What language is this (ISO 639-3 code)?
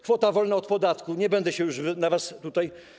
pol